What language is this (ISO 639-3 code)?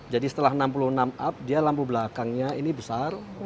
ind